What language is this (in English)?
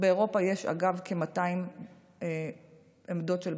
Hebrew